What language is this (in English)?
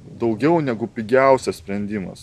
Lithuanian